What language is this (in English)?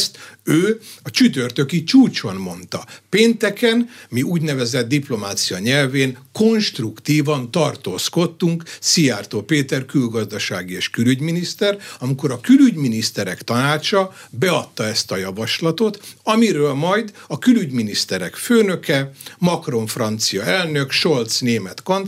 Hungarian